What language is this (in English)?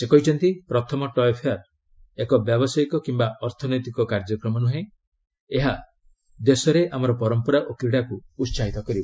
Odia